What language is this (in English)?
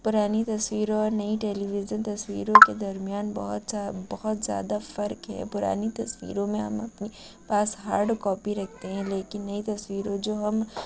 Urdu